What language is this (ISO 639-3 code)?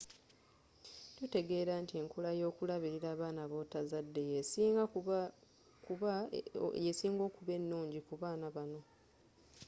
lug